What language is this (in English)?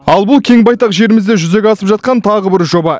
Kazakh